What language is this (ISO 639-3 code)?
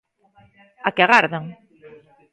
glg